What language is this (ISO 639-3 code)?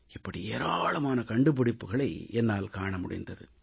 tam